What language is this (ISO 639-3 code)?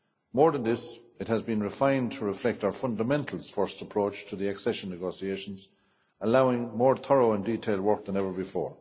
eng